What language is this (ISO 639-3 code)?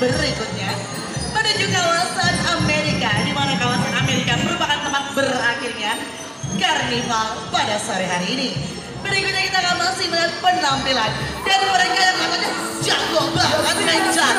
ind